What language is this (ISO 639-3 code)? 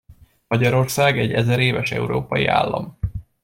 hun